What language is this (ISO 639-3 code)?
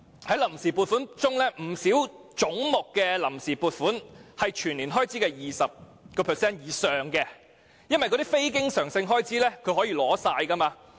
yue